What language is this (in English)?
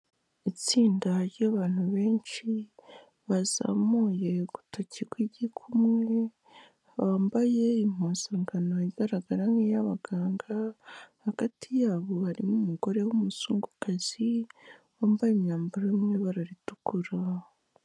Kinyarwanda